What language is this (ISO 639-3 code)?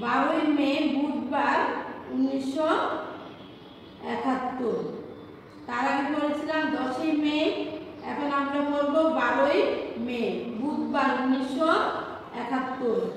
ron